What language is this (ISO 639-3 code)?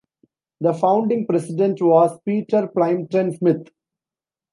eng